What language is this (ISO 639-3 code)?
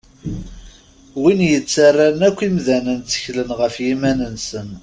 kab